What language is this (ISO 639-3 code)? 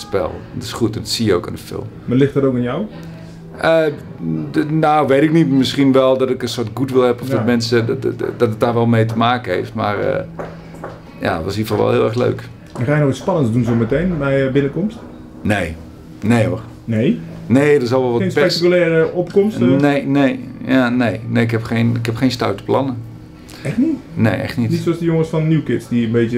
nld